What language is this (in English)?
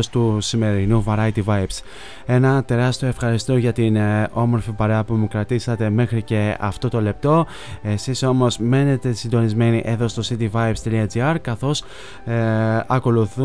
Greek